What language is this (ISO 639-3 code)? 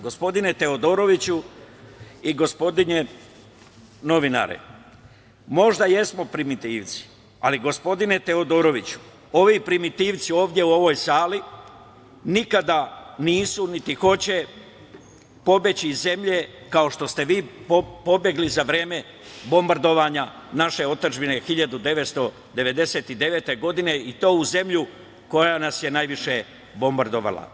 srp